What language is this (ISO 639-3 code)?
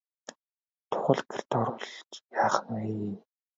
mon